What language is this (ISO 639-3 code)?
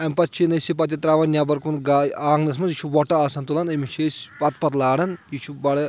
kas